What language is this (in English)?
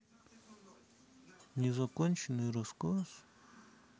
Russian